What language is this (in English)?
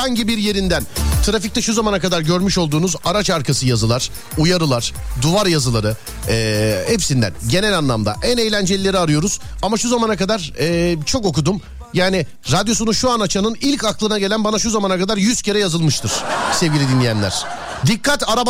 Turkish